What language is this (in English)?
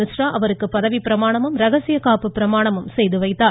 Tamil